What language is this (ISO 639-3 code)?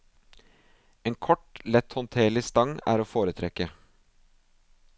nor